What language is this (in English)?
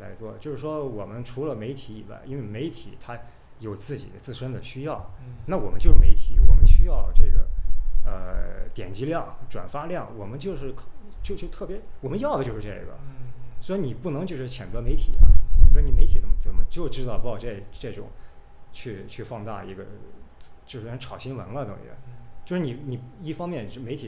Chinese